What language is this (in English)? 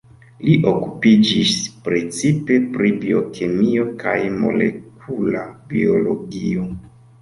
Esperanto